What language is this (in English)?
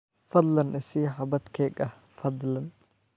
Somali